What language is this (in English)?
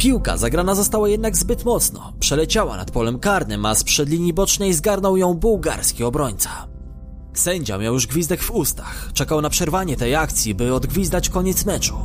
Polish